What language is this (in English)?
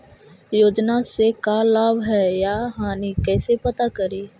Magahi